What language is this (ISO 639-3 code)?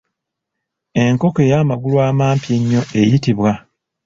lug